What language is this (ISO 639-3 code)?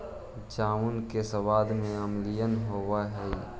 mag